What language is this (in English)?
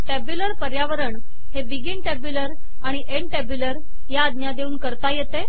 Marathi